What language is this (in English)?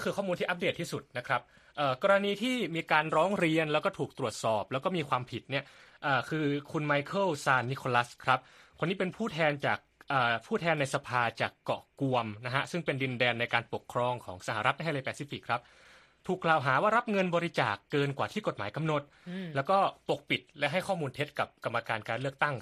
Thai